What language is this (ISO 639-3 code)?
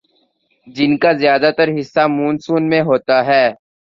urd